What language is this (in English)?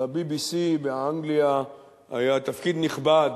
Hebrew